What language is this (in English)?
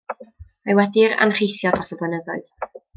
Welsh